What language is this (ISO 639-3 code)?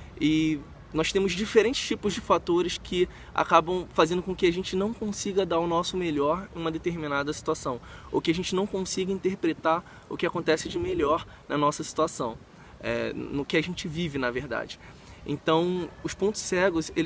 por